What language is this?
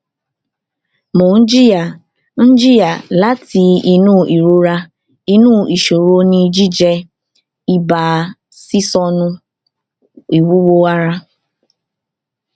Yoruba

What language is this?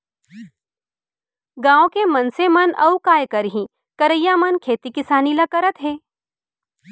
Chhattisgarhi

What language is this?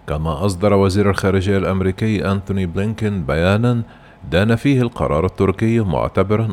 Arabic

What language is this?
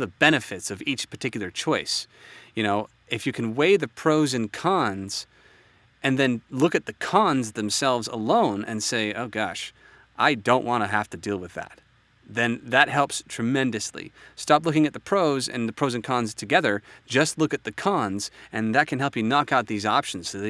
English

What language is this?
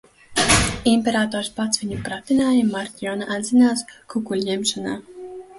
Latvian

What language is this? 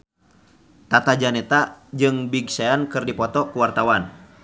Sundanese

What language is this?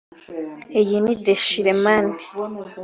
Kinyarwanda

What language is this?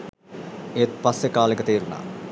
Sinhala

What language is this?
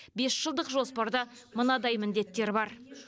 Kazakh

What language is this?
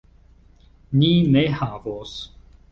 Esperanto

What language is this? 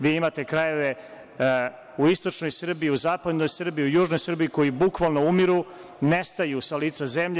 Serbian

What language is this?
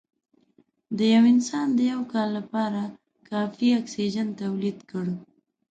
Pashto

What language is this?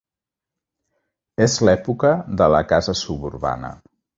Catalan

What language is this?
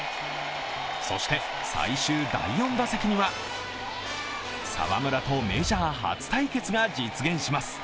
Japanese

